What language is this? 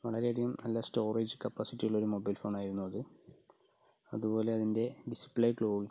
Malayalam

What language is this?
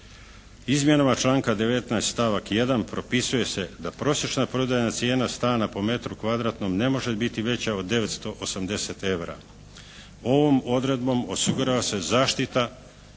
Croatian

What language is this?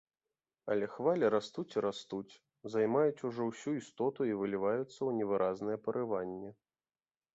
Belarusian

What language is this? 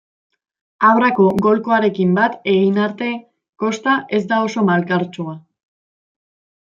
Basque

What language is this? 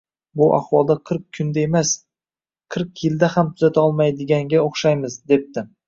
Uzbek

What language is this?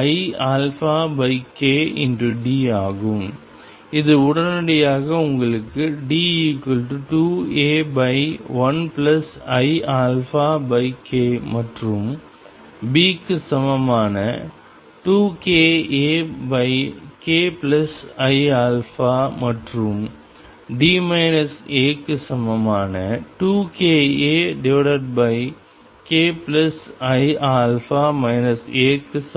Tamil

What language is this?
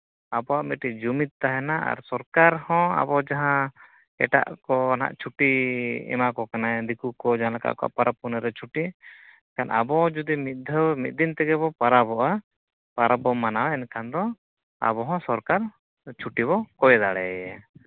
Santali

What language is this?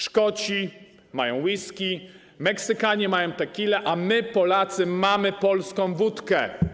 Polish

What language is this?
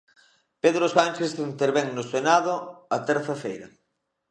Galician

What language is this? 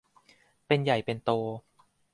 Thai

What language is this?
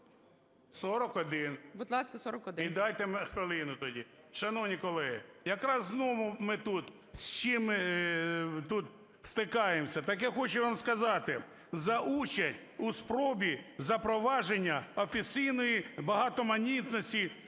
Ukrainian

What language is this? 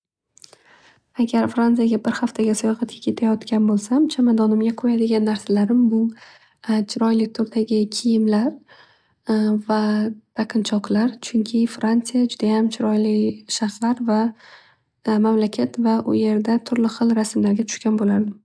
Uzbek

